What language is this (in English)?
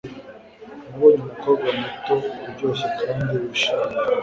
Kinyarwanda